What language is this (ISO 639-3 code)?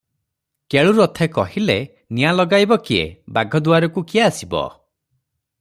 ori